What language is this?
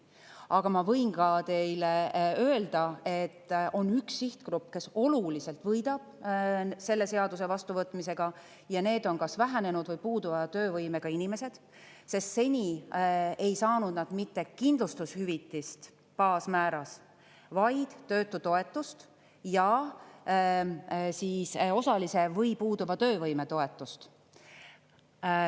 Estonian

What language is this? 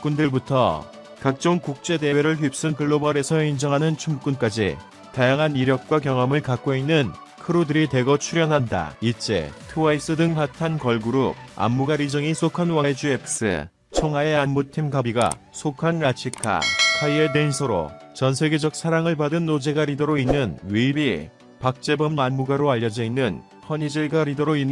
Korean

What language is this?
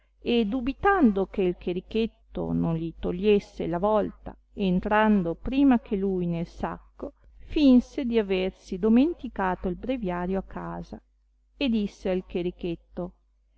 Italian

